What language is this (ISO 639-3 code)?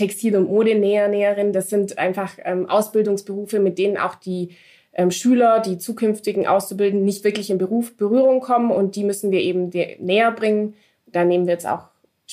deu